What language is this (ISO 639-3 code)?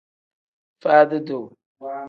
kdh